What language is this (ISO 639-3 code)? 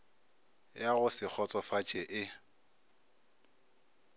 nso